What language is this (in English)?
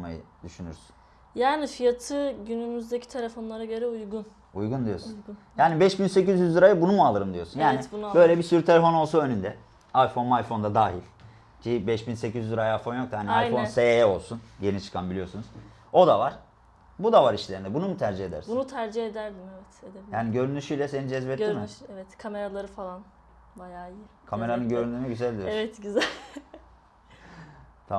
Turkish